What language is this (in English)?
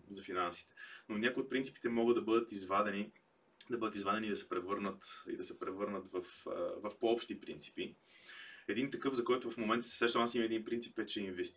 Bulgarian